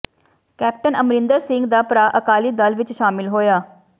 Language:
Punjabi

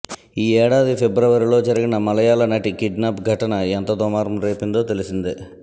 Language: Telugu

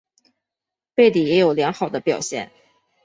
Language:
Chinese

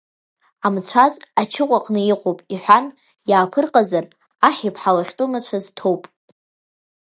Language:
Abkhazian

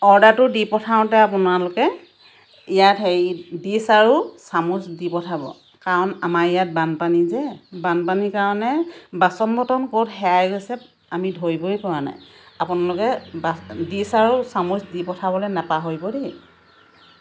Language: Assamese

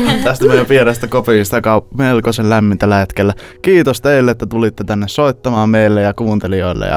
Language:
Finnish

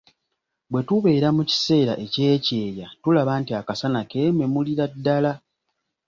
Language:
Ganda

